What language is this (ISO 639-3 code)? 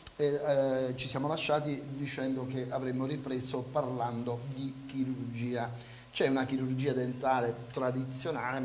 ita